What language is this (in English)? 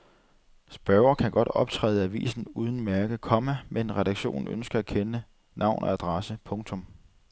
Danish